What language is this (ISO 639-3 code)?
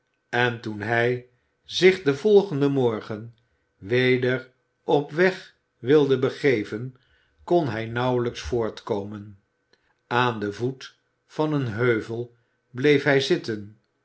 nld